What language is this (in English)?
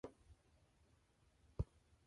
English